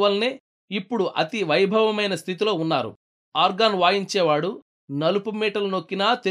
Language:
Telugu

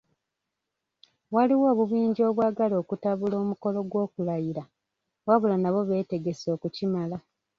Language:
Ganda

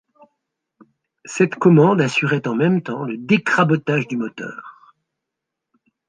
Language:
French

